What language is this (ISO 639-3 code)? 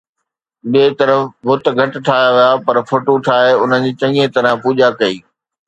snd